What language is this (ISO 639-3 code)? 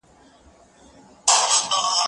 pus